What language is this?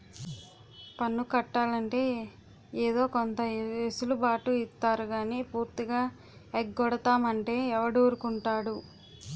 Telugu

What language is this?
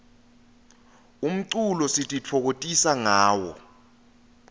Swati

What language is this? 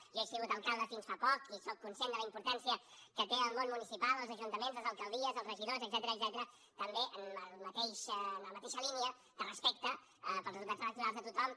Catalan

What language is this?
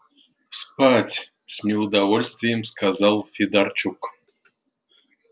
Russian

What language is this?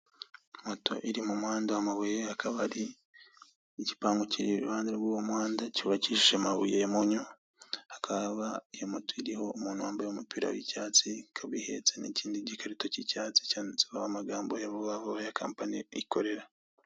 Kinyarwanda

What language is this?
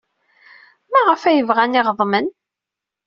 Kabyle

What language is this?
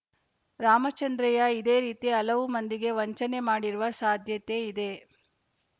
Kannada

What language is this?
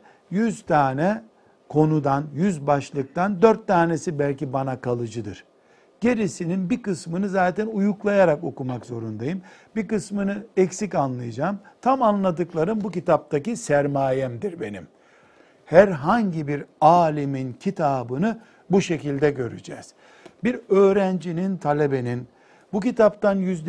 Turkish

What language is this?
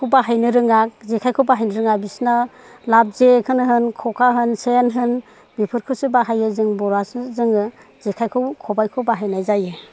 Bodo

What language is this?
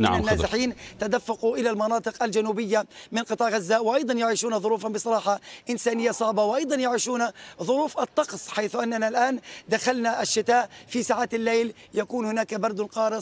Arabic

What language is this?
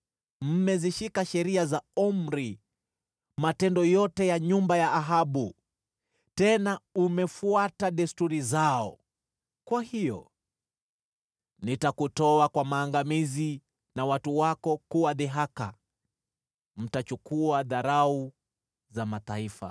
Swahili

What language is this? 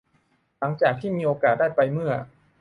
Thai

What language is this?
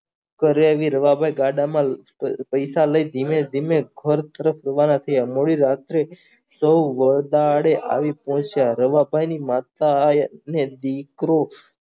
Gujarati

